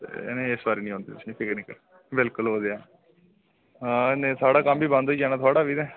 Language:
Dogri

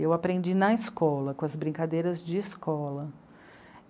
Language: Portuguese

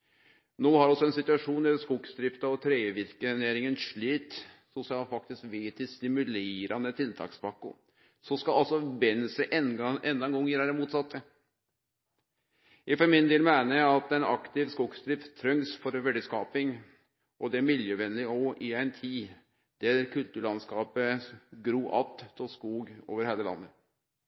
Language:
Norwegian Nynorsk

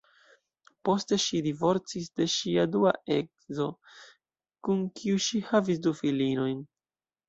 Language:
Esperanto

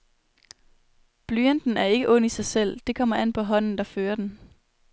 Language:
Danish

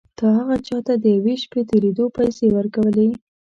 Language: Pashto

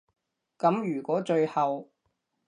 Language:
Cantonese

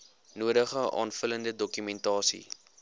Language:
Afrikaans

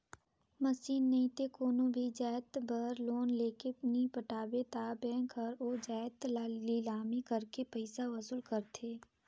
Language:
Chhattisgarhi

